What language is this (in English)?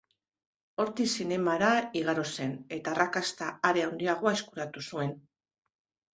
Basque